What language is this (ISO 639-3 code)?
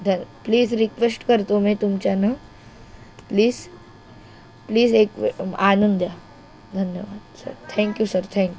mar